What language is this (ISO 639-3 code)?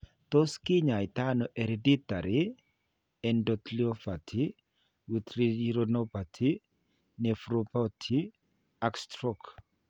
kln